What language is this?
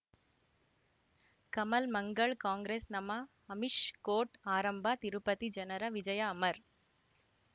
Kannada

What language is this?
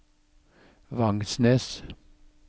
Norwegian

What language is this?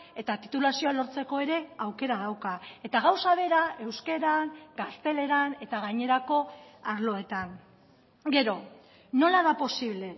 Basque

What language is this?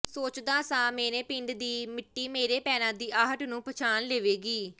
Punjabi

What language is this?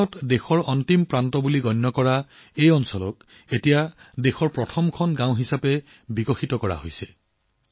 Assamese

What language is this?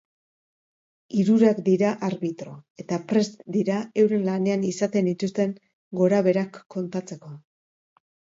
Basque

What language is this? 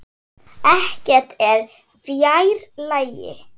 Icelandic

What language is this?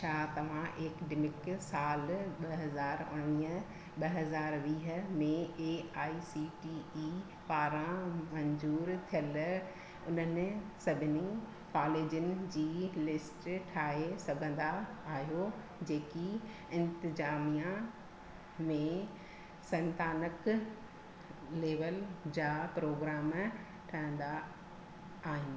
Sindhi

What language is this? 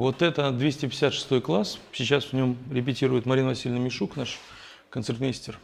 Russian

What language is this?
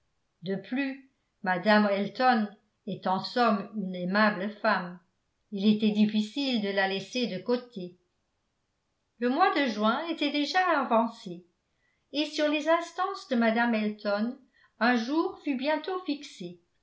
French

